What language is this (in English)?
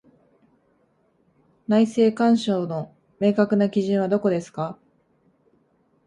Japanese